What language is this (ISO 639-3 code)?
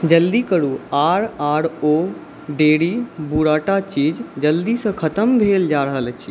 mai